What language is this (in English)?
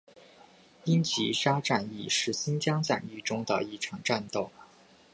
Chinese